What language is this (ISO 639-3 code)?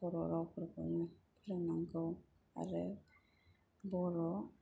brx